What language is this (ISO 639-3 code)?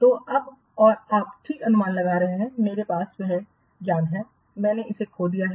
hin